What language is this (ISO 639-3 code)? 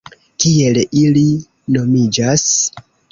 epo